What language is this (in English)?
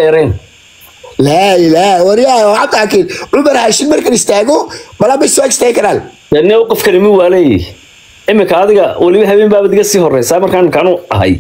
Arabic